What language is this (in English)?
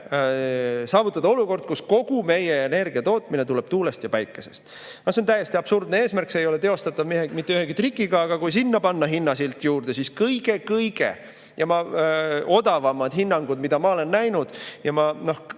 Estonian